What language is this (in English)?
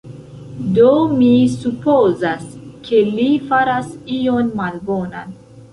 Esperanto